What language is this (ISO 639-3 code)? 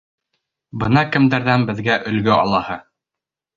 bak